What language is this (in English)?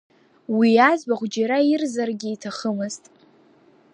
Abkhazian